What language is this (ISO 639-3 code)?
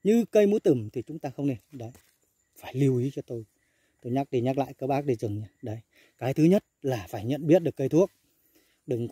vie